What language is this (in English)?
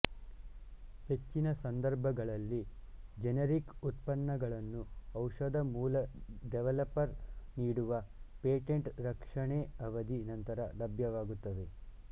Kannada